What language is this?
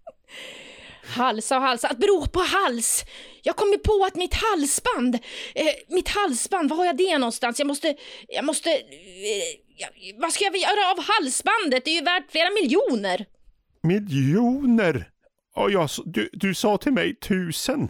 Swedish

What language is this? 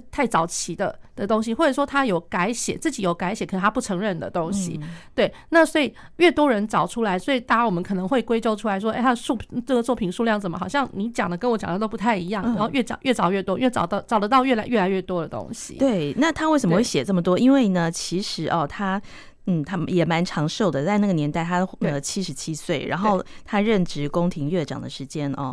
Chinese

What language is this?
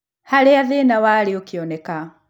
Kikuyu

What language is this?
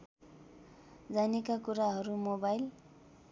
Nepali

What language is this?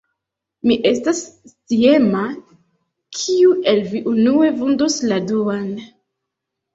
Esperanto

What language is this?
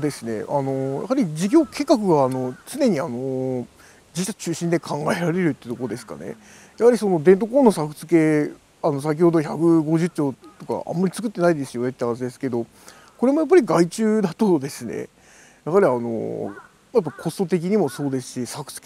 Japanese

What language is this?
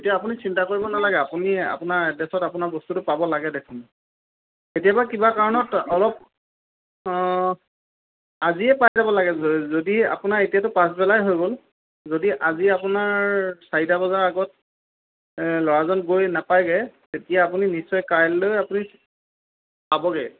Assamese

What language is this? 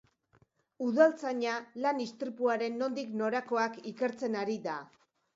Basque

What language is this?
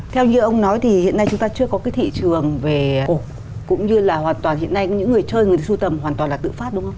Vietnamese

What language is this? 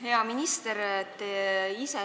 Estonian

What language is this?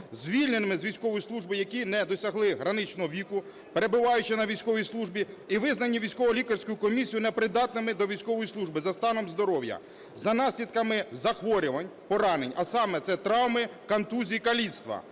Ukrainian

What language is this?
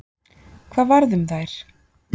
Icelandic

